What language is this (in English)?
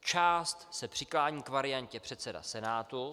Czech